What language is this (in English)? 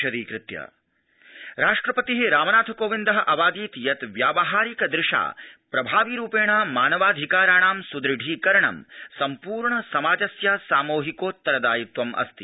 Sanskrit